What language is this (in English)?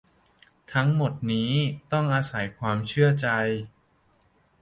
Thai